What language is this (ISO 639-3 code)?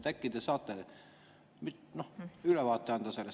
est